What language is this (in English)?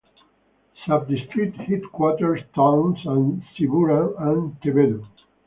English